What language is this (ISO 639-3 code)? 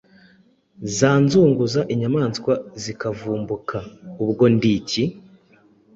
kin